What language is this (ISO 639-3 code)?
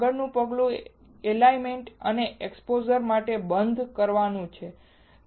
guj